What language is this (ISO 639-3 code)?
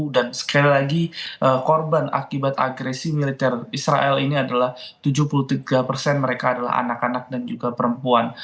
ind